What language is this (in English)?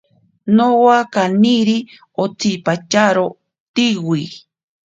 Ashéninka Perené